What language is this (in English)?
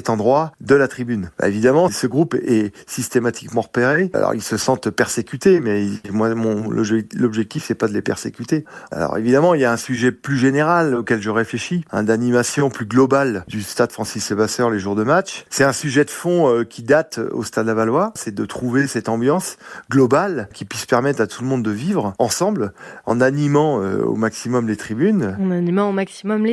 French